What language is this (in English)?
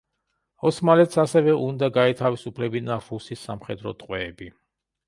Georgian